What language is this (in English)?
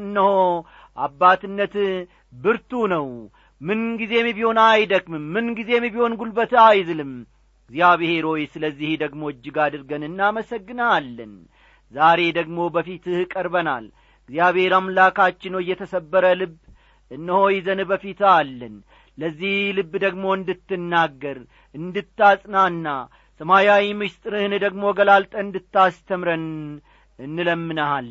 Amharic